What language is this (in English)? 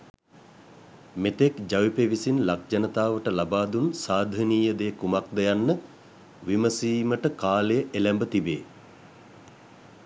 Sinhala